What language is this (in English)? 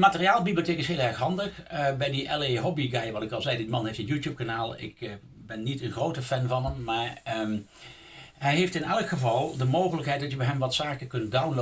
Dutch